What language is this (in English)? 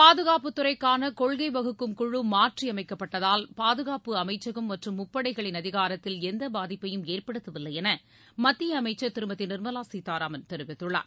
Tamil